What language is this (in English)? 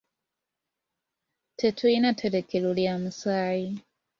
Ganda